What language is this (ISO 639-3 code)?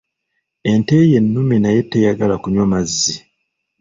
lug